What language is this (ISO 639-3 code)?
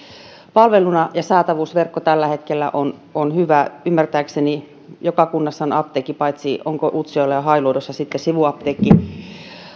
fin